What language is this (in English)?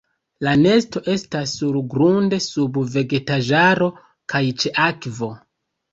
Esperanto